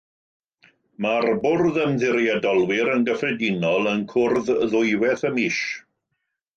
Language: Welsh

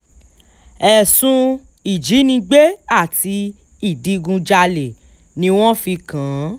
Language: Yoruba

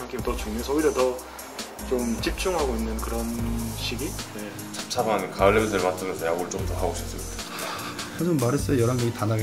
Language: Korean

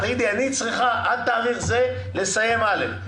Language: Hebrew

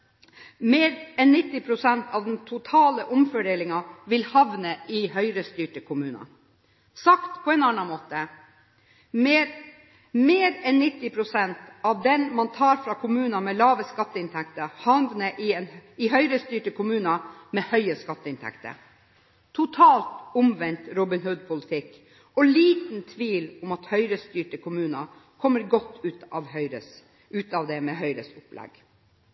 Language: Norwegian Bokmål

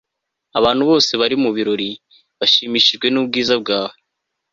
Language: Kinyarwanda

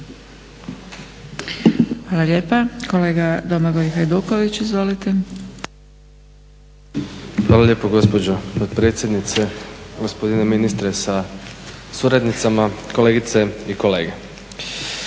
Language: Croatian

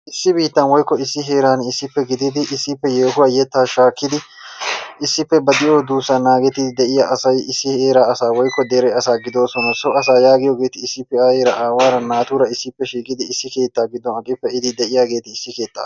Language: Wolaytta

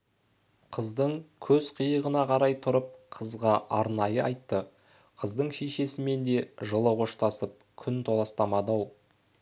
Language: Kazakh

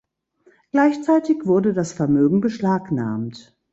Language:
German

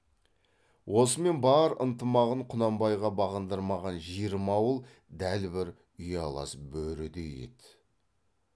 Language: Kazakh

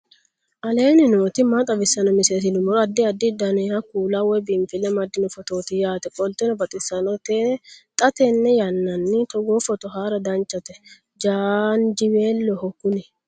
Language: Sidamo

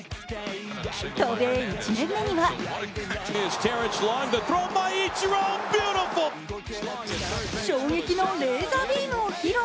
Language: Japanese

